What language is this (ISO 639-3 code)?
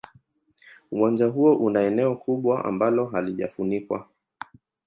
swa